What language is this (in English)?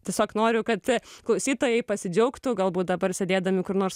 Lithuanian